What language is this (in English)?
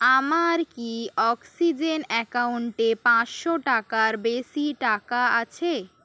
Bangla